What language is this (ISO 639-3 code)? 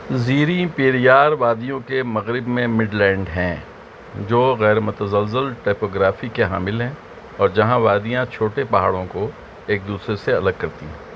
urd